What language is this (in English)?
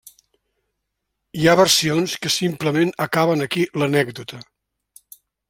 Catalan